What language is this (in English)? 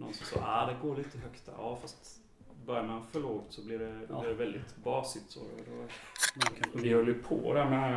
Swedish